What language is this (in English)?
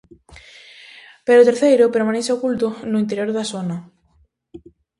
Galician